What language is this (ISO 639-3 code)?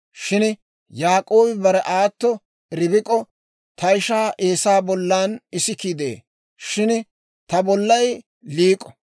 dwr